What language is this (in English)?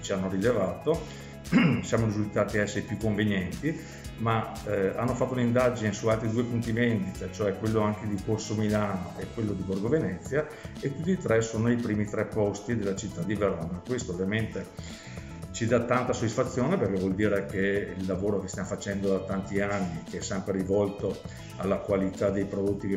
Italian